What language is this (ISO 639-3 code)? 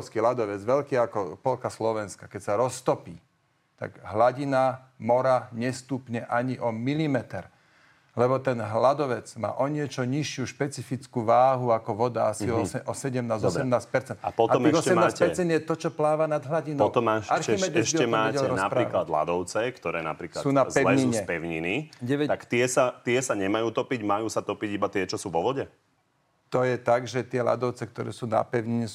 slk